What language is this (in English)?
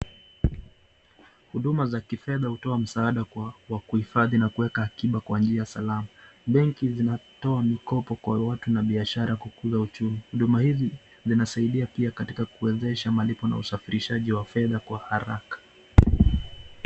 Swahili